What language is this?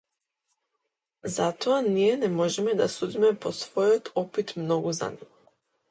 Macedonian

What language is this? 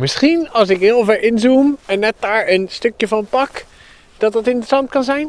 Dutch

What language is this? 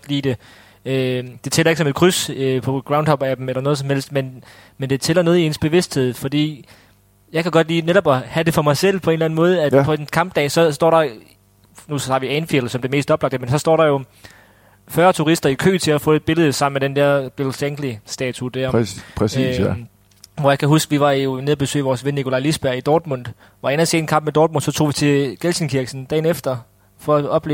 Danish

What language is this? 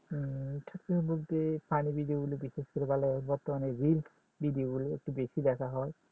Bangla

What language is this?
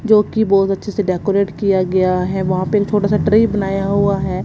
Hindi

